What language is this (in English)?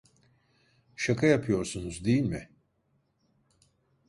Turkish